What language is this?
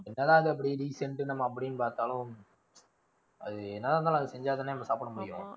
Tamil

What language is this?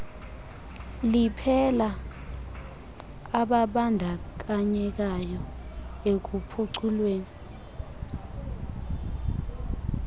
Xhosa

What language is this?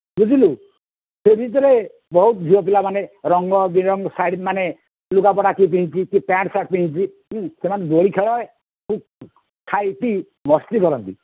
Odia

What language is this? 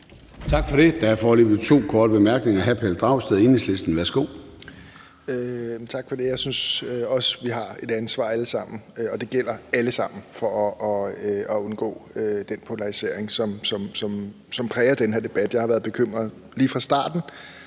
Danish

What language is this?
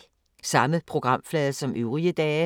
Danish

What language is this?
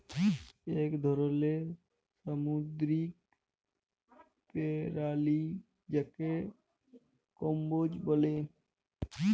Bangla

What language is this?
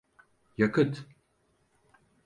Turkish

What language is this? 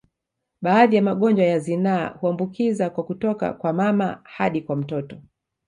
Swahili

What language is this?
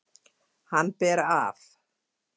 Icelandic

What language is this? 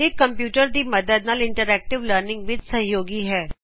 Punjabi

